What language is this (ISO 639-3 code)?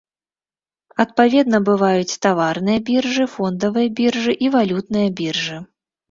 bel